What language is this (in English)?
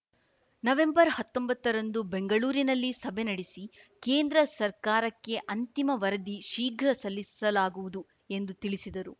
Kannada